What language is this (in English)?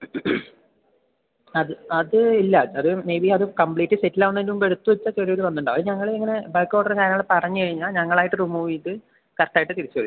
Malayalam